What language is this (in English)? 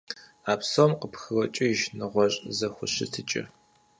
Kabardian